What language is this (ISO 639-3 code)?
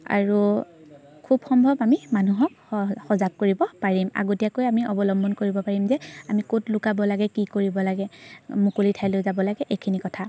asm